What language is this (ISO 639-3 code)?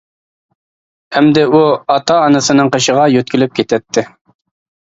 uig